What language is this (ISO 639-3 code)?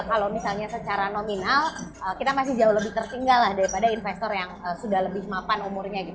ind